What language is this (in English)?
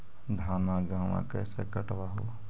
Magahi